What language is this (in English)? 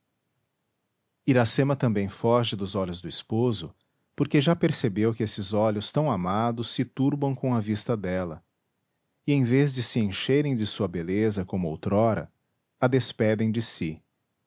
Portuguese